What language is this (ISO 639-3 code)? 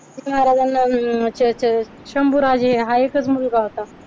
mar